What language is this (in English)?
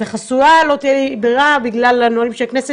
Hebrew